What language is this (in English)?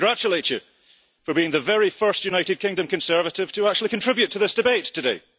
English